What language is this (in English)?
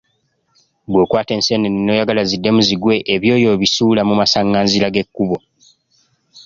Ganda